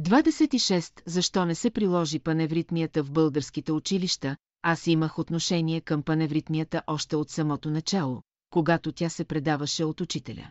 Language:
Bulgarian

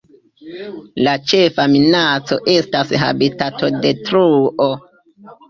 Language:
Esperanto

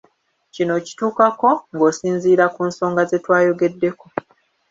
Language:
Ganda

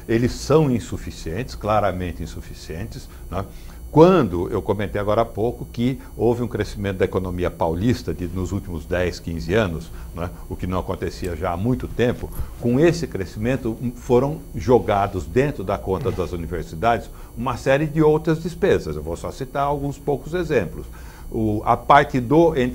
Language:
Portuguese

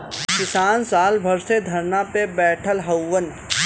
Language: Bhojpuri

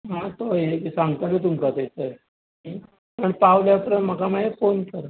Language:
Konkani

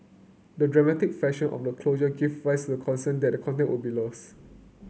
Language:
English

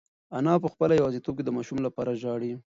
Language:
Pashto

